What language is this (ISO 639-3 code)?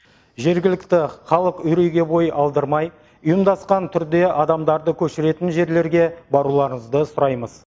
kaz